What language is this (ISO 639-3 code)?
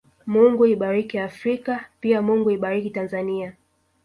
swa